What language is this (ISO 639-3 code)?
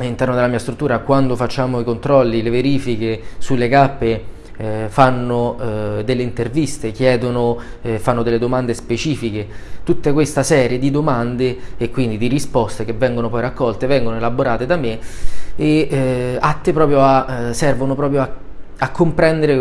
ita